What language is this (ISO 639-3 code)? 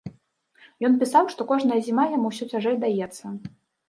bel